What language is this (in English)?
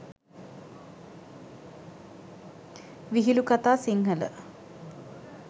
Sinhala